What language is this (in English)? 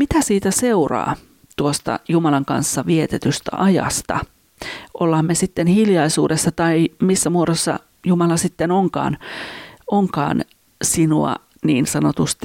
Finnish